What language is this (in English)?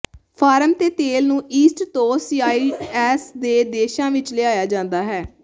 Punjabi